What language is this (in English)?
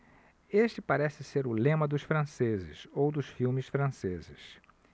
Portuguese